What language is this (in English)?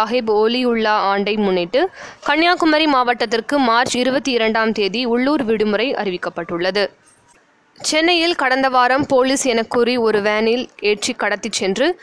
Tamil